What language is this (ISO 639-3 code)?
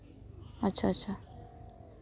sat